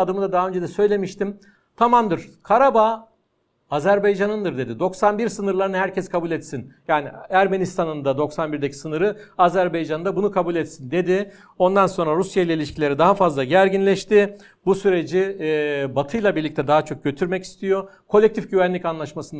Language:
Turkish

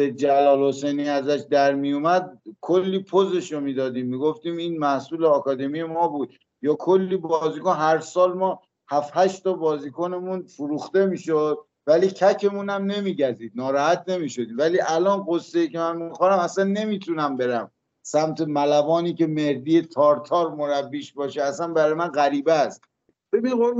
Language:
Persian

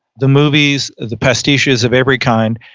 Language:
English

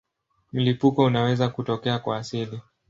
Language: Swahili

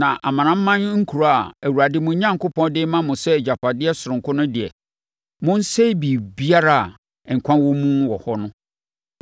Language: Akan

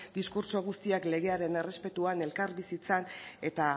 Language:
Basque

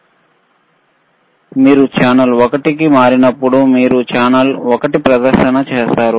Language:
Telugu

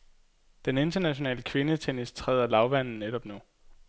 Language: Danish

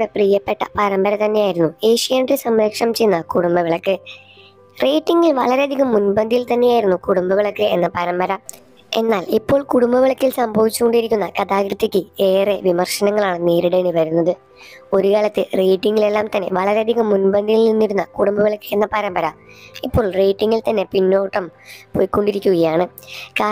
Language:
Malayalam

